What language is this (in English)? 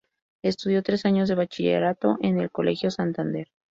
Spanish